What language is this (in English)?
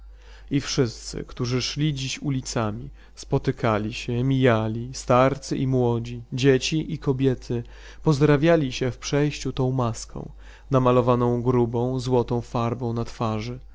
Polish